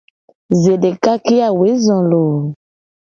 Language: Gen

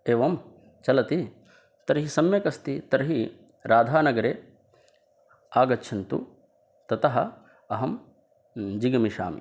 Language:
Sanskrit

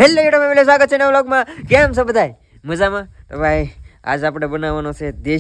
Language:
Gujarati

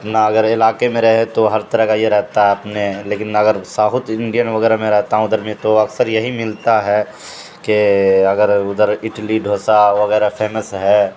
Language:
Urdu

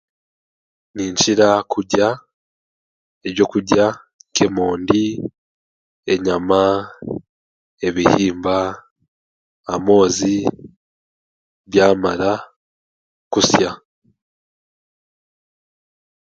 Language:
Chiga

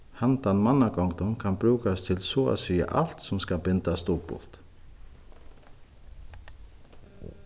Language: Faroese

